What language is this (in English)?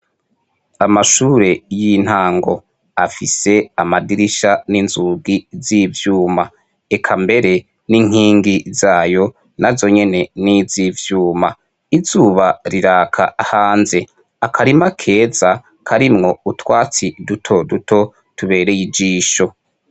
Rundi